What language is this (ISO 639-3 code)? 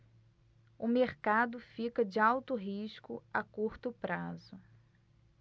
por